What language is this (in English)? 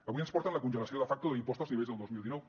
Catalan